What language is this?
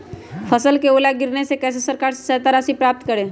Magahi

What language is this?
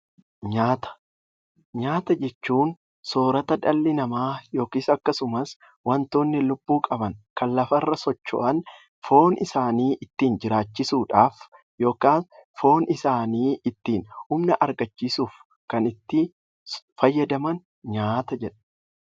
Oromo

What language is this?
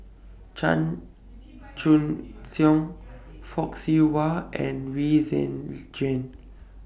English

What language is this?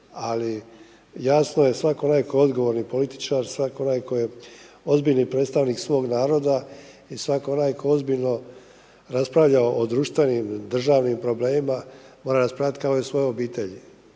Croatian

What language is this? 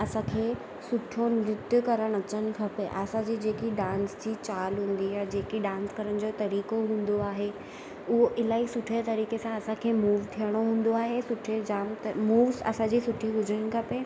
Sindhi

